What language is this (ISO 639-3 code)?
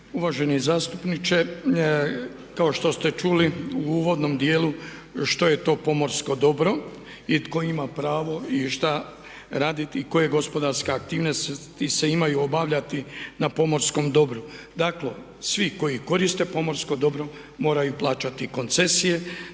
hrv